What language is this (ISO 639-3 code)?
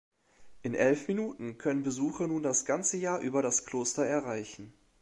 deu